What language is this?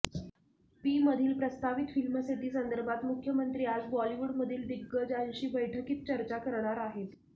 Marathi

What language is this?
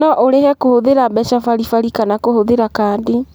Kikuyu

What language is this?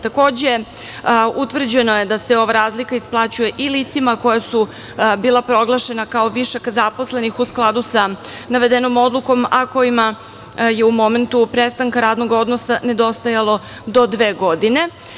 Serbian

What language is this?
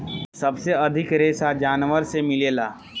Bhojpuri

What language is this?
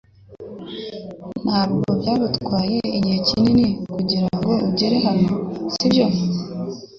Kinyarwanda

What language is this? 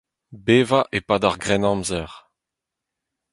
Breton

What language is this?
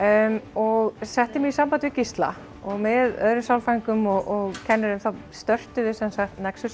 Icelandic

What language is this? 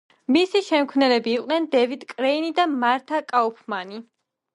Georgian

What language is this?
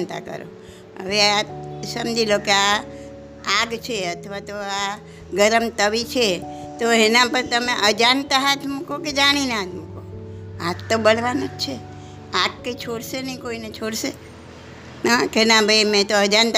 Gujarati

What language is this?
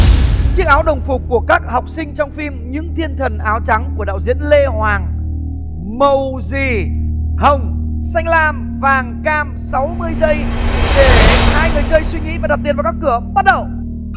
Vietnamese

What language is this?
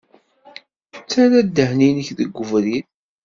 Kabyle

